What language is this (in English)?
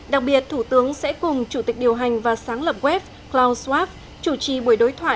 Vietnamese